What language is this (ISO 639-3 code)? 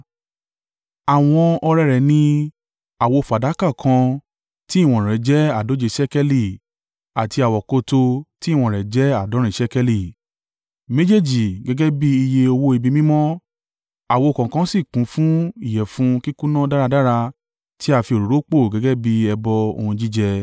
yor